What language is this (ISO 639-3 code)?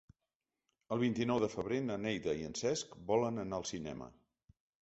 cat